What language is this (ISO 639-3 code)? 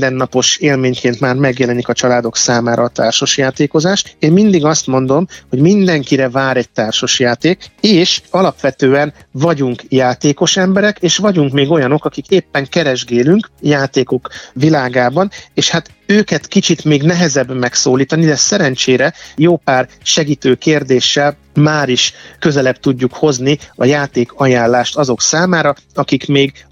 hun